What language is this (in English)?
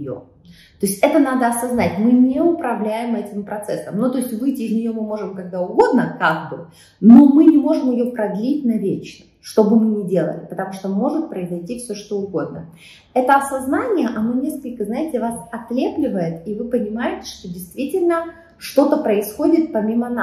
Russian